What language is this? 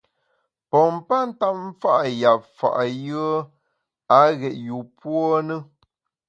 Bamun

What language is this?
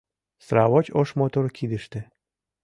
Mari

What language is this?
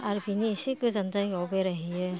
Bodo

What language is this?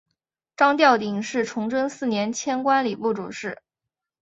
Chinese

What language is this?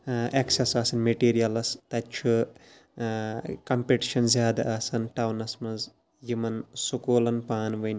Kashmiri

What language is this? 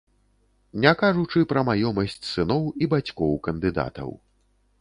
Belarusian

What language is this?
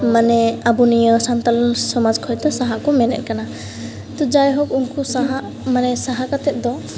Santali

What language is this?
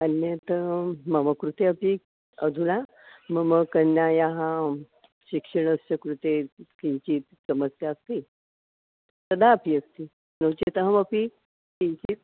Sanskrit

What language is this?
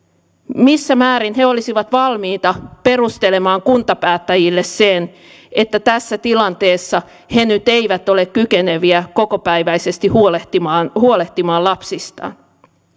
Finnish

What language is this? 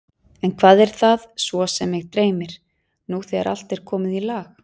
Icelandic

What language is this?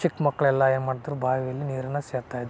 Kannada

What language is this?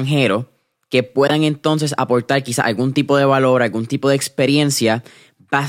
Spanish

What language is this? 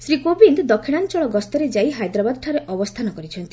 Odia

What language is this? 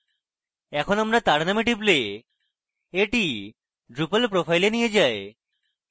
Bangla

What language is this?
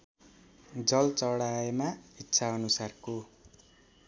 Nepali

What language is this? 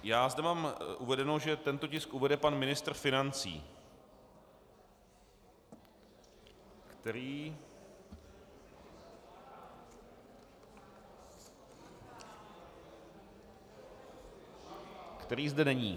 Czech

